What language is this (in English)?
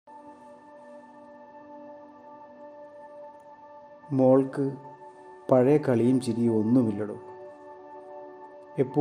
Malayalam